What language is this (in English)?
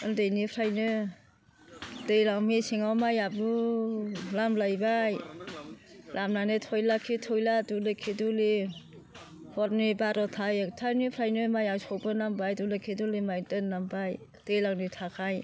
Bodo